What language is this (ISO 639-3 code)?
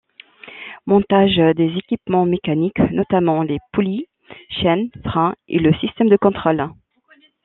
fra